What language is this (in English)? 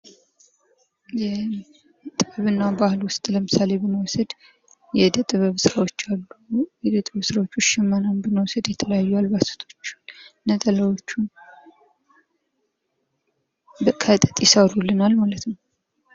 Amharic